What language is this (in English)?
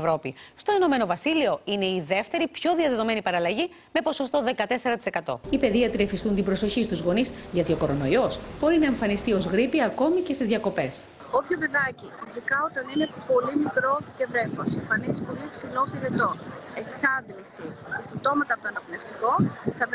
Greek